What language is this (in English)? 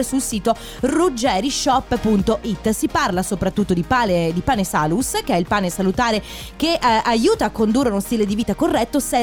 Italian